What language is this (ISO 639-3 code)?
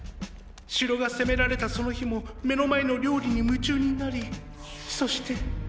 jpn